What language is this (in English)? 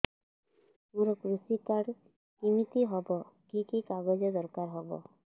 Odia